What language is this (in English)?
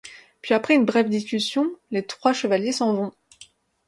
French